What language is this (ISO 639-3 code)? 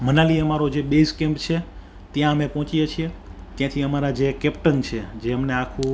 guj